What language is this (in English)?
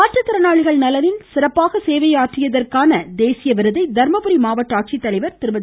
Tamil